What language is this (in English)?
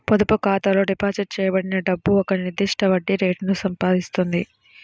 Telugu